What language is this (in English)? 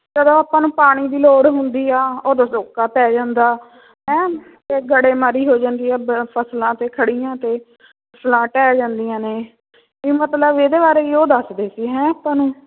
Punjabi